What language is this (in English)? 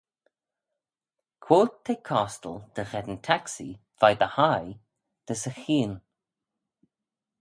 Manx